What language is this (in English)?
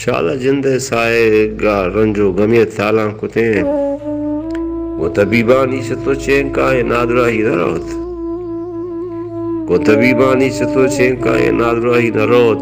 Romanian